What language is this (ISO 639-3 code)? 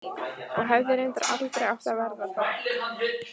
isl